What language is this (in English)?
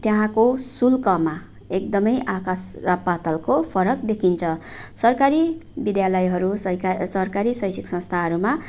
Nepali